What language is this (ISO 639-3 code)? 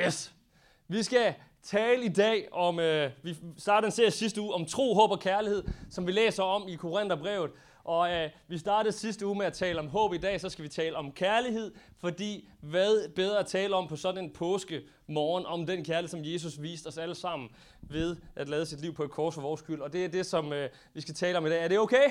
dan